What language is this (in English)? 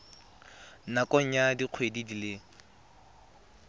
Tswana